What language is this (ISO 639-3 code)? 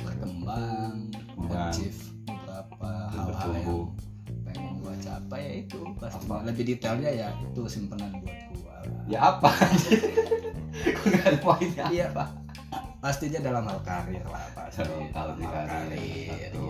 ind